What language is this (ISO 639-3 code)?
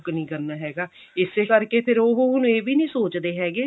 pan